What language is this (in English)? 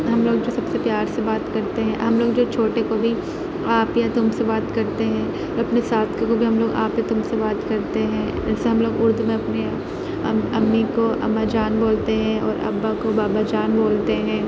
Urdu